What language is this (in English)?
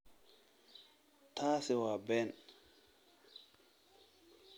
Somali